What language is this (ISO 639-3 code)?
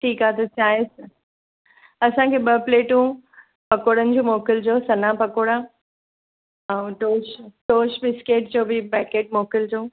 snd